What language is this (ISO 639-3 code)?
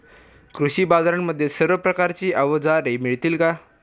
mar